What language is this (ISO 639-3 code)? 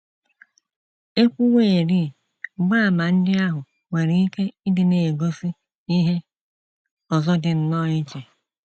ibo